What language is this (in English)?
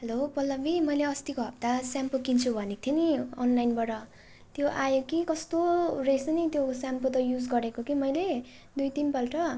Nepali